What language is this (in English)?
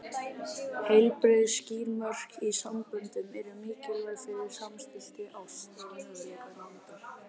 Icelandic